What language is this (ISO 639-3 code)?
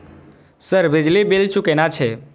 mai